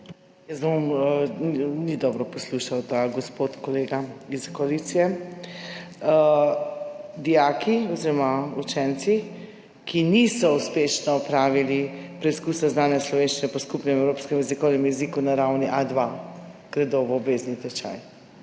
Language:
Slovenian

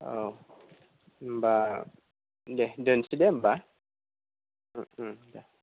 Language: Bodo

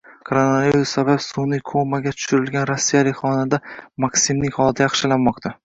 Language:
Uzbek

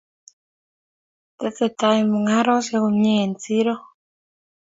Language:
Kalenjin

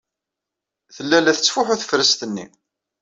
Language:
Kabyle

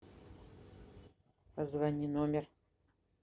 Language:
Russian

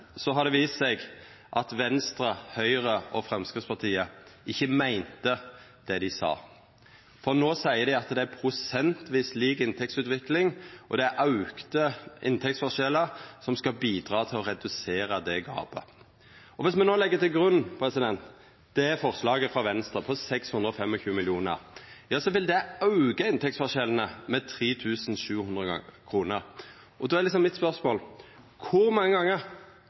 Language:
Norwegian Nynorsk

